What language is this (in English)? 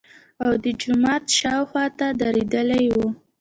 Pashto